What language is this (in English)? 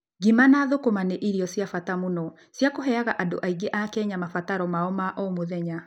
Kikuyu